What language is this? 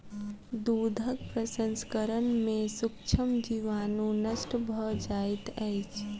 Maithili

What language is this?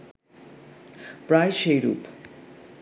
Bangla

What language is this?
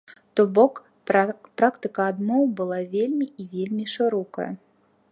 Belarusian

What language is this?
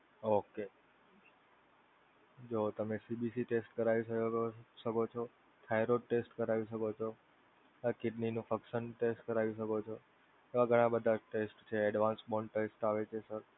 Gujarati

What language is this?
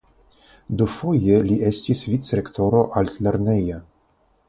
Esperanto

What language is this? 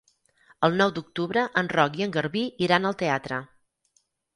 Catalan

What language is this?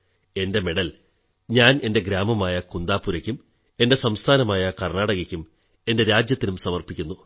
Malayalam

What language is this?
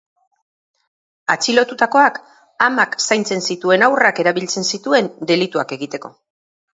Basque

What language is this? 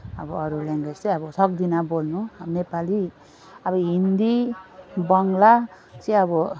Nepali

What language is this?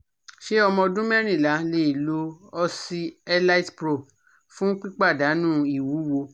Yoruba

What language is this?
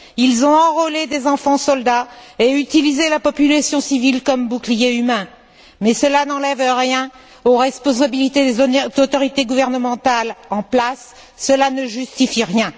French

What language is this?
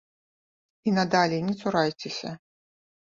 Belarusian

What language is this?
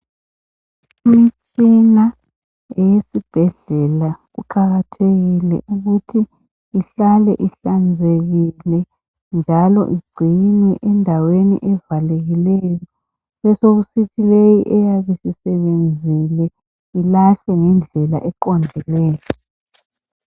North Ndebele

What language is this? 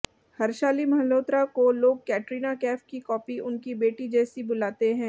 Hindi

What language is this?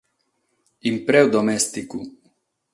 Sardinian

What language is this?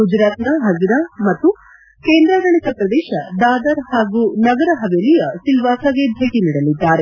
Kannada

